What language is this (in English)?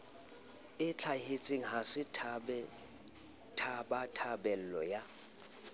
Southern Sotho